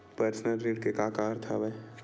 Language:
Chhattisgarhi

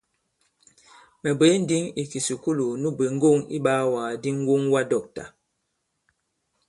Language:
Bankon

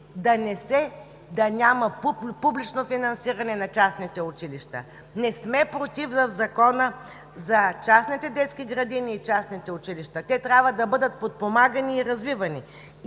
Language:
Bulgarian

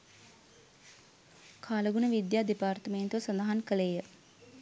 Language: Sinhala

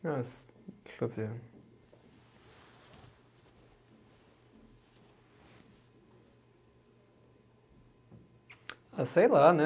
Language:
Portuguese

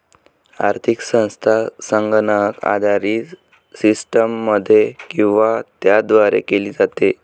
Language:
Marathi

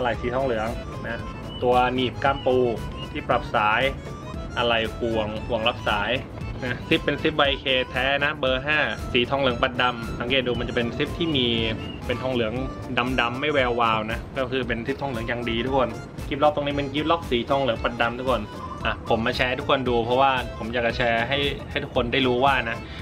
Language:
Thai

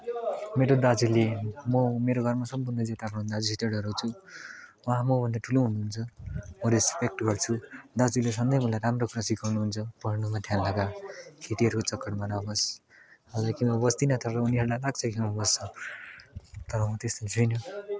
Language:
Nepali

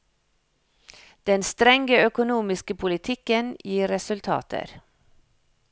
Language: Norwegian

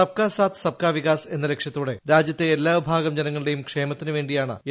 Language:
Malayalam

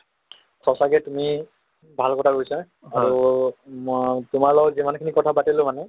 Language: Assamese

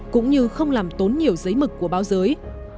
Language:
Vietnamese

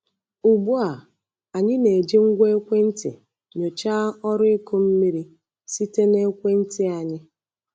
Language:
Igbo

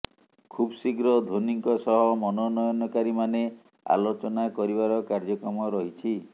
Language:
Odia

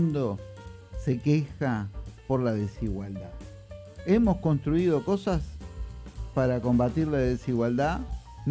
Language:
Spanish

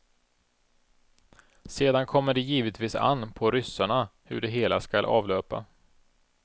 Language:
Swedish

